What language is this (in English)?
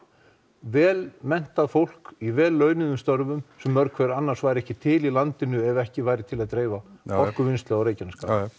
Icelandic